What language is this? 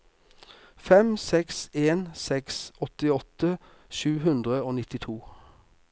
Norwegian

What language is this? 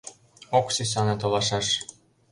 Mari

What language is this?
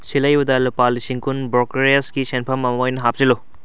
Manipuri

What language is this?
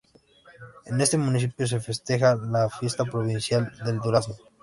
Spanish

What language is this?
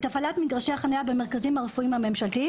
Hebrew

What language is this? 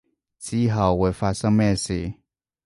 Cantonese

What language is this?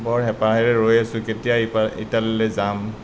Assamese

